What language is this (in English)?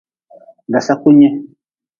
Nawdm